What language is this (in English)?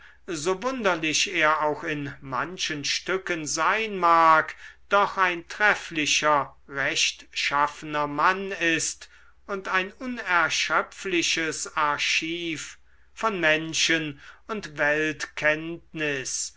German